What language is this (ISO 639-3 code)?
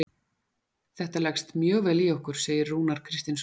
isl